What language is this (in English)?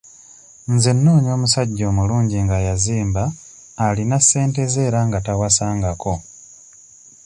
Ganda